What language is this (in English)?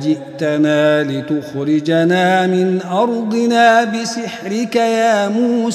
Arabic